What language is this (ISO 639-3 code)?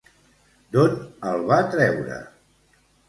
cat